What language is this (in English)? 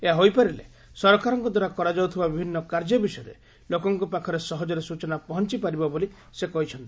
Odia